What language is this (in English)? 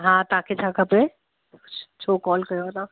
Sindhi